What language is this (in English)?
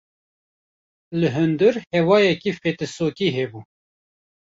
Kurdish